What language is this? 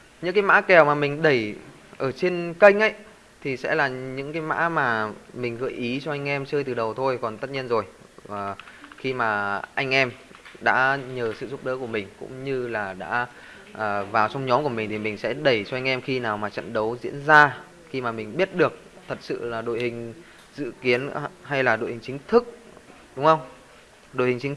Vietnamese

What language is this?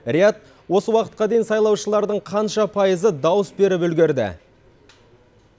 Kazakh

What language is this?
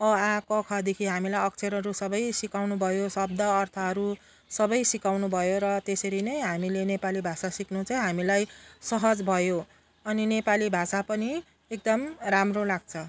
Nepali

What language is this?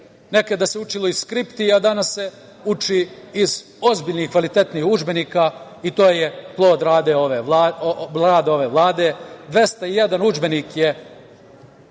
Serbian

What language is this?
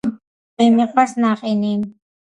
Georgian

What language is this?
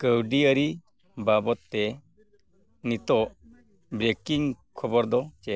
Santali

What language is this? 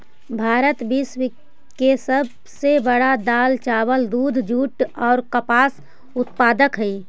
Magahi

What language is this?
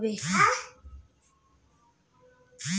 Magahi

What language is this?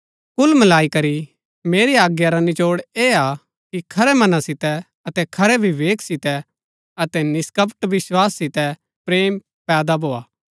Gaddi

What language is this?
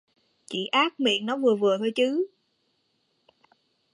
Vietnamese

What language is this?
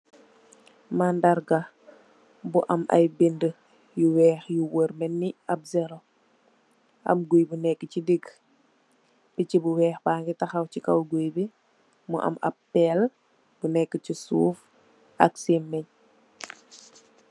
Wolof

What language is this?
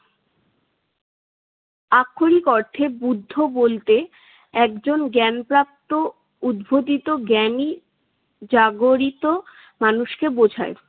Bangla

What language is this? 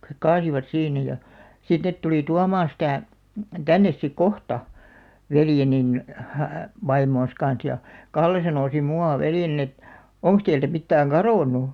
Finnish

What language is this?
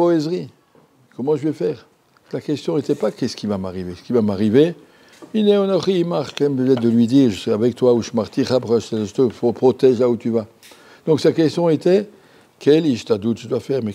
French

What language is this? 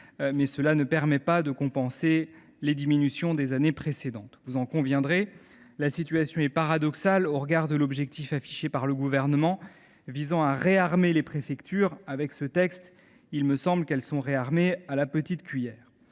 French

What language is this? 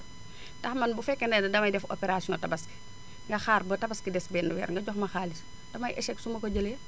Wolof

